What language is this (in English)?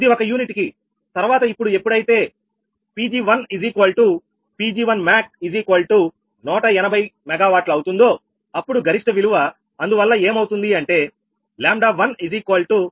Telugu